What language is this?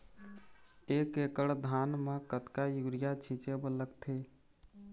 Chhattisgarhi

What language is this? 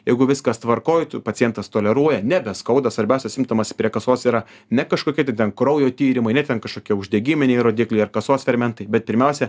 Lithuanian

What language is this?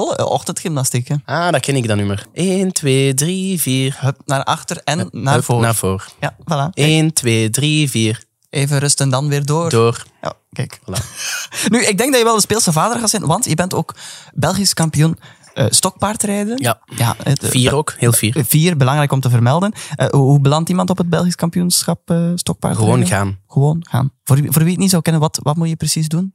Dutch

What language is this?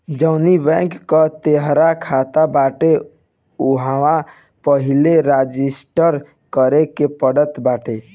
Bhojpuri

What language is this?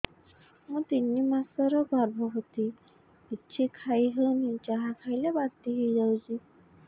Odia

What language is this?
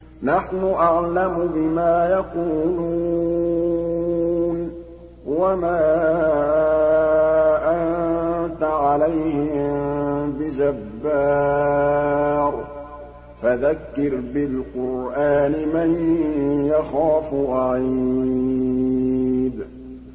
Arabic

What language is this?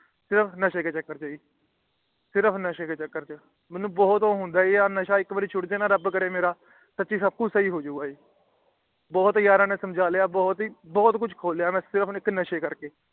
Punjabi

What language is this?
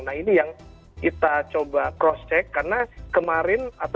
Indonesian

